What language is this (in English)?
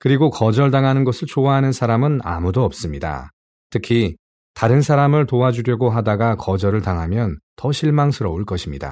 Korean